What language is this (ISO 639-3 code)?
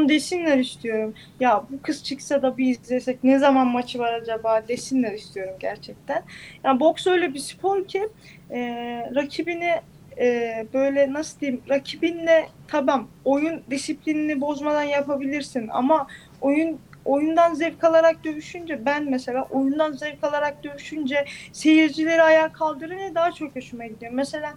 tur